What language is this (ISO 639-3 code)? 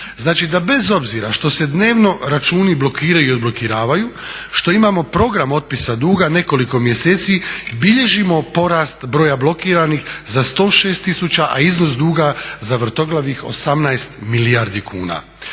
hrv